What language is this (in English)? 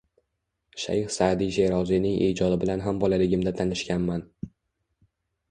Uzbek